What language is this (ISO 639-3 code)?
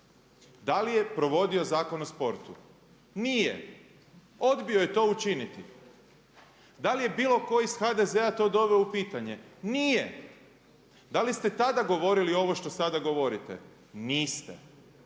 hrv